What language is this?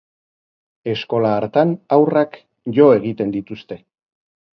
Basque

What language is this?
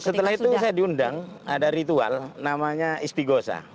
Indonesian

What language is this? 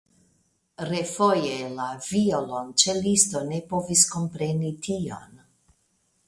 Esperanto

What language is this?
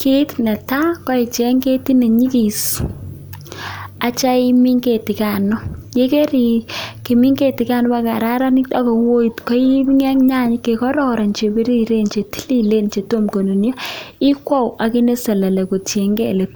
Kalenjin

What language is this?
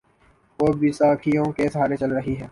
Urdu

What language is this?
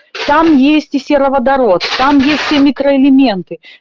Russian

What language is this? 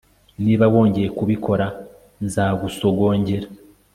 Kinyarwanda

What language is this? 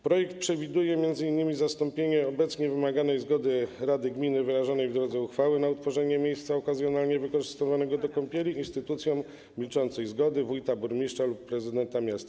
Polish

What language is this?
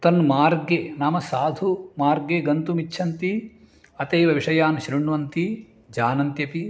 Sanskrit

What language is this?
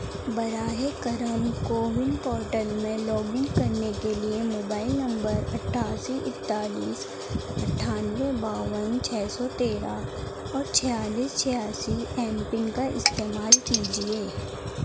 Urdu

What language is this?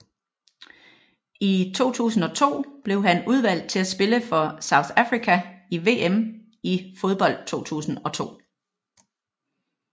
Danish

